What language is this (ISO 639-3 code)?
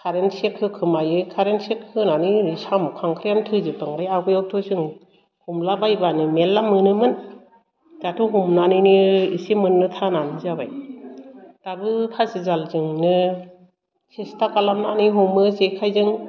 brx